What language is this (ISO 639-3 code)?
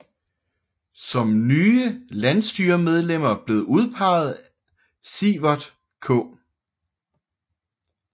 dan